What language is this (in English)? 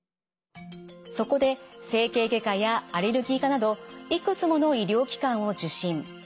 Japanese